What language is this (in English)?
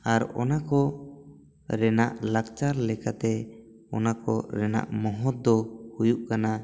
Santali